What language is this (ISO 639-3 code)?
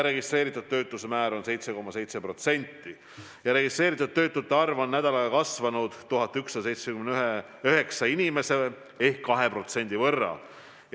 est